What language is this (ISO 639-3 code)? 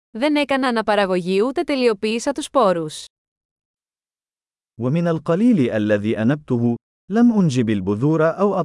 ell